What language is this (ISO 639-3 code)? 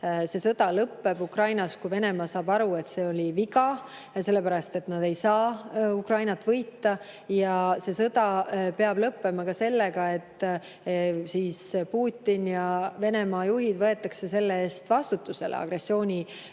est